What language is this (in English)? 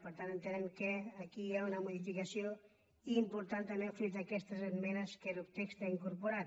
Catalan